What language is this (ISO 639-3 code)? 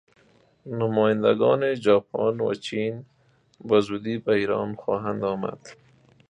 fas